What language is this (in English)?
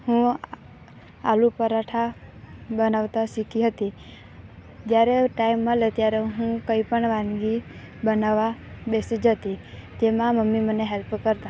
Gujarati